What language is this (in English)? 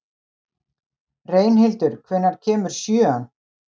Icelandic